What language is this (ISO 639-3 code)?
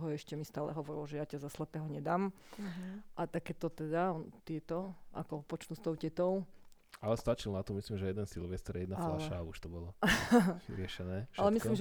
slk